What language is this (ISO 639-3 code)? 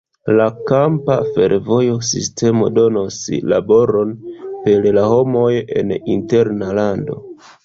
epo